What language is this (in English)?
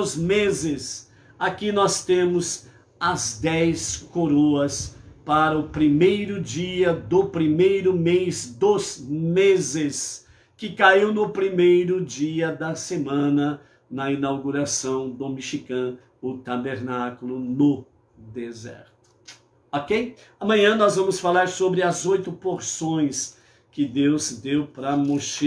Portuguese